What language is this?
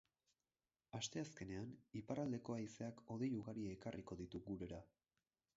Basque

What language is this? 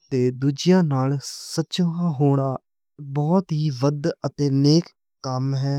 Western Panjabi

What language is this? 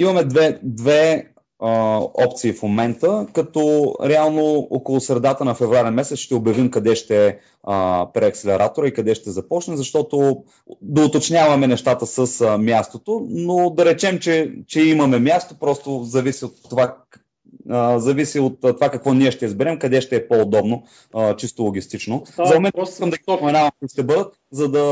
Bulgarian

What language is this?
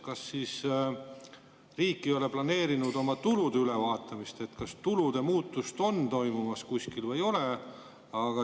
Estonian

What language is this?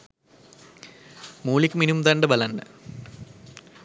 Sinhala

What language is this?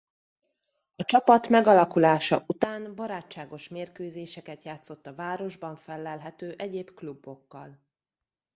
Hungarian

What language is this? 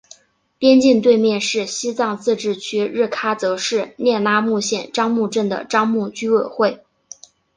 Chinese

